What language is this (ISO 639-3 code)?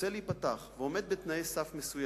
heb